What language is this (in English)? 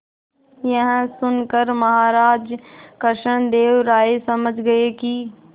Hindi